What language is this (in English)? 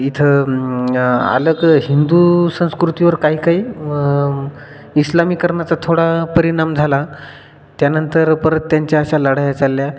Marathi